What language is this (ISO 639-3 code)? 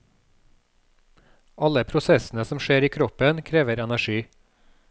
nor